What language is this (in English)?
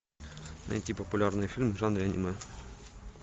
Russian